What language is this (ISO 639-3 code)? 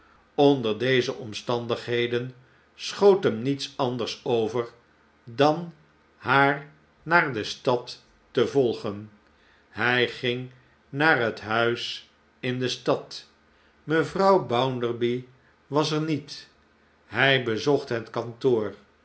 nld